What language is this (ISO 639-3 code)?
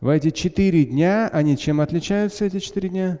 rus